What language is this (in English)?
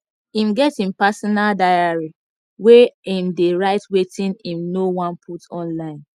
Nigerian Pidgin